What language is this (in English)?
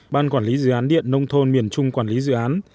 Vietnamese